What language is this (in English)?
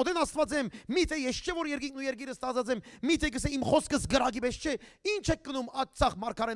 Turkish